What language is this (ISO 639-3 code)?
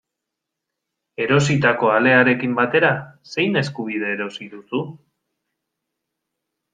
eus